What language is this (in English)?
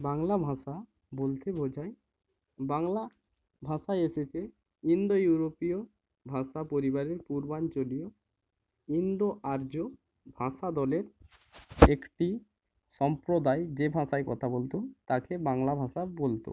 Bangla